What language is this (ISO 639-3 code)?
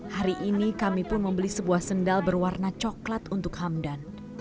ind